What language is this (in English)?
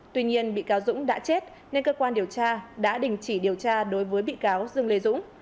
Vietnamese